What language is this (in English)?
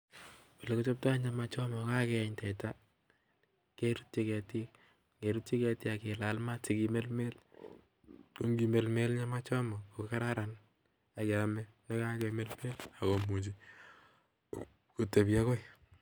Kalenjin